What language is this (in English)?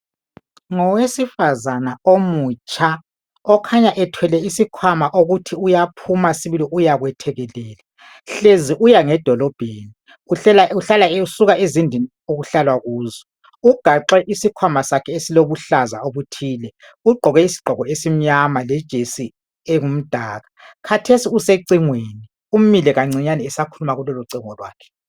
North Ndebele